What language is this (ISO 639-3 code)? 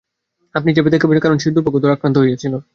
ben